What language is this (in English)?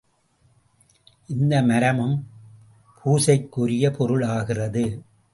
Tamil